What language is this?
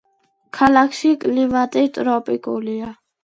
Georgian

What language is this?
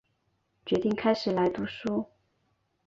Chinese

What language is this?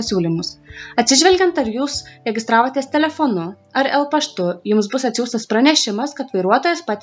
Lithuanian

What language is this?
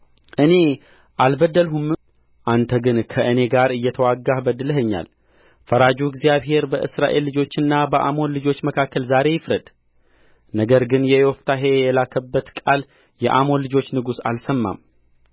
Amharic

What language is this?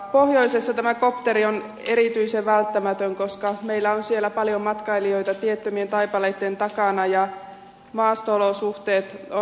Finnish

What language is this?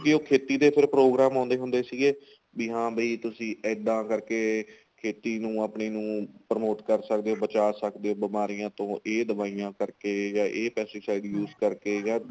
Punjabi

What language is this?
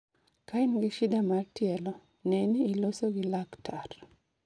Luo (Kenya and Tanzania)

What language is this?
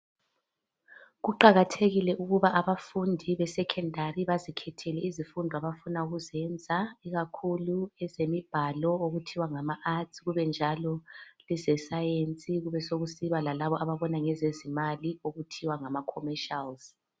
North Ndebele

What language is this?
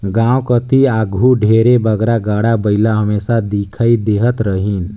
Chhattisgarhi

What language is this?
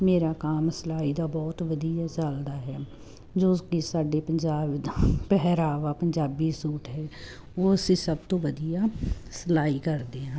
Punjabi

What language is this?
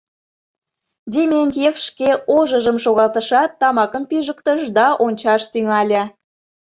Mari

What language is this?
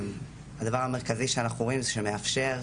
Hebrew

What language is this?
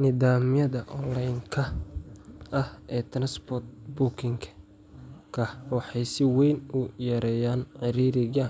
Somali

